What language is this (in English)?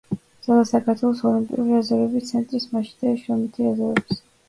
Georgian